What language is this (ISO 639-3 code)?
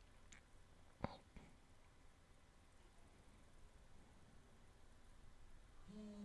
por